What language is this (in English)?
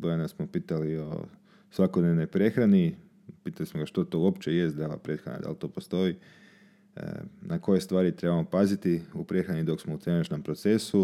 Croatian